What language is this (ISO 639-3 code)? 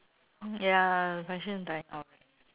eng